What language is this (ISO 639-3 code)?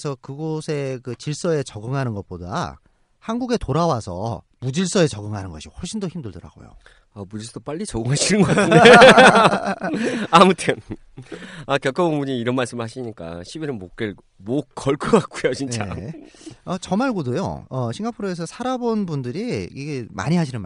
kor